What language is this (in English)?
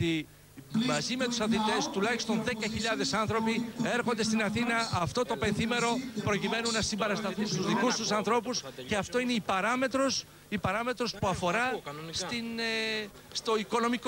Greek